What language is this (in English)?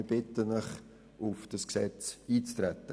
Swiss German